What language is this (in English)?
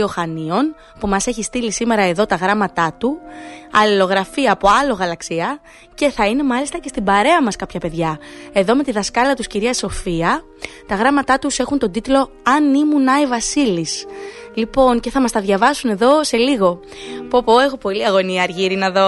Greek